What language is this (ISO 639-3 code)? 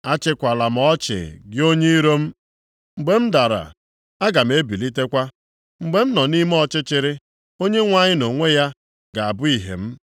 ibo